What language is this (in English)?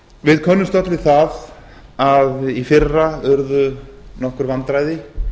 Icelandic